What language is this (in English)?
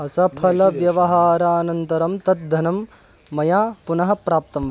Sanskrit